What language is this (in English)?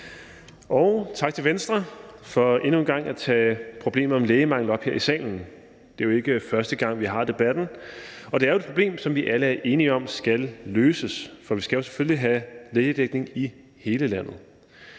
Danish